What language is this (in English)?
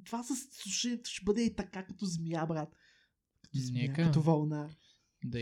Bulgarian